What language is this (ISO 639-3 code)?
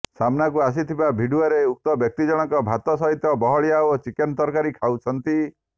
ori